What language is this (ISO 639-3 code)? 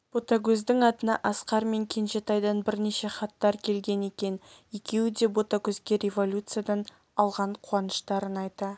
kaz